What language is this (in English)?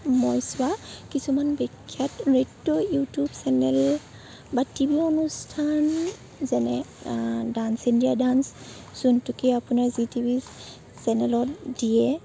Assamese